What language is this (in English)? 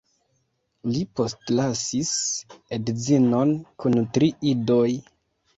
Esperanto